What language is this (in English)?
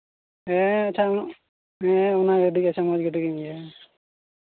Santali